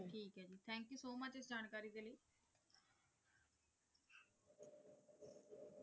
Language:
Punjabi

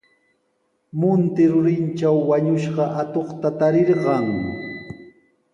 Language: Sihuas Ancash Quechua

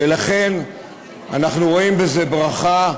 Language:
Hebrew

